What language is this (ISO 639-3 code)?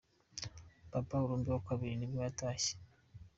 kin